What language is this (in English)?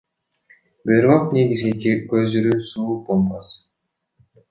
Kyrgyz